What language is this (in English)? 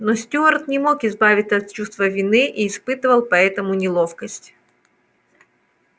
Russian